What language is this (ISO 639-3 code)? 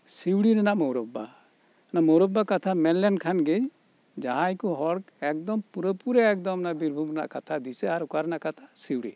sat